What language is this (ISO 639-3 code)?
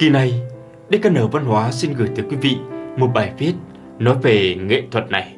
vie